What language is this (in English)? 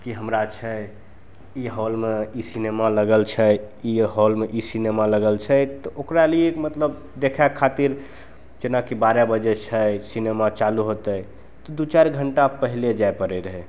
Maithili